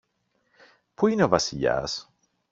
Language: Greek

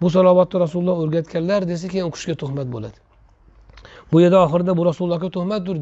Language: Turkish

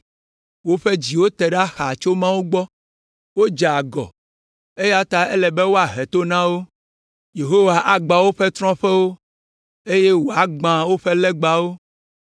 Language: Ewe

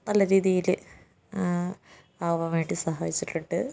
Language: Malayalam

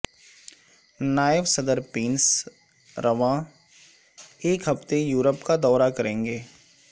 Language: Urdu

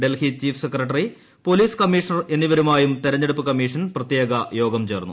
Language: Malayalam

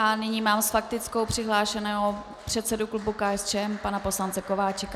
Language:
Czech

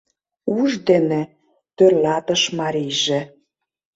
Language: Mari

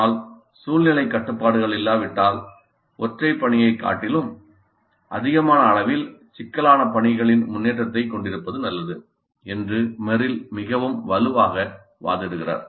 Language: Tamil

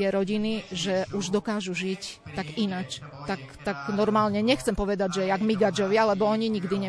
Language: Slovak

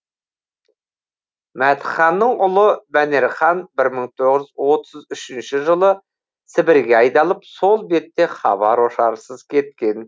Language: Kazakh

